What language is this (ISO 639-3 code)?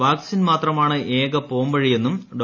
mal